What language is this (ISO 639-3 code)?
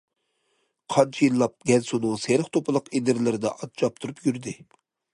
uig